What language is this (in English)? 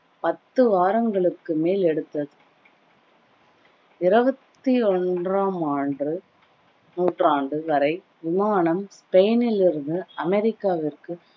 Tamil